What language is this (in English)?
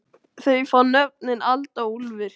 Icelandic